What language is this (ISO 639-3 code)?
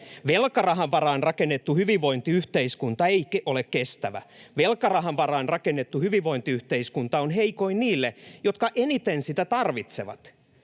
fin